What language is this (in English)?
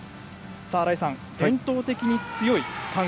Japanese